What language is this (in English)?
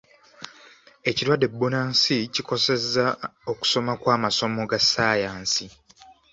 Ganda